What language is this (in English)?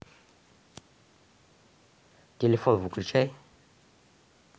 Russian